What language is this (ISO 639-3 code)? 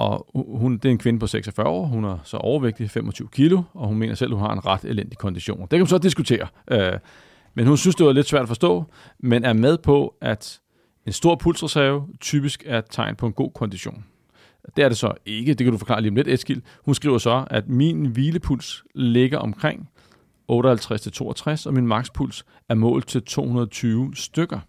dan